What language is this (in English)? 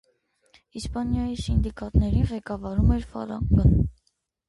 Armenian